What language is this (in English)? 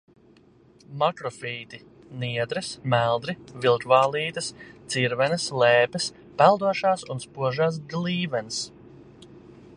Latvian